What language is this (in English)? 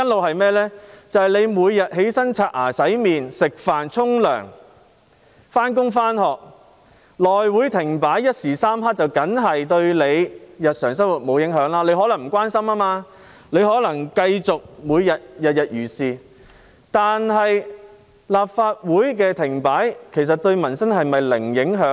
Cantonese